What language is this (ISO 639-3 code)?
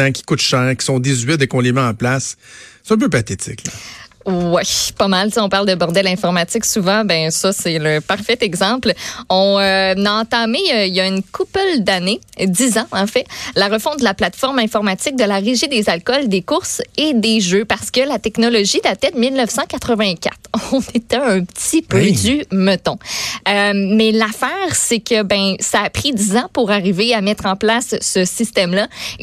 fra